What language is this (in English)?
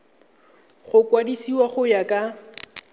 Tswana